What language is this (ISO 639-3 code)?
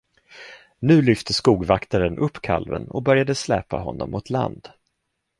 swe